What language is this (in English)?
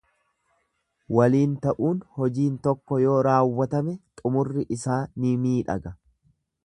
Oromo